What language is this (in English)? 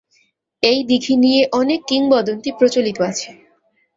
Bangla